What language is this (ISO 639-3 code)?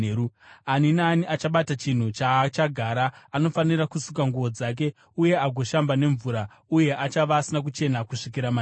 sna